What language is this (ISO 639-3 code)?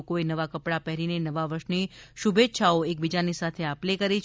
guj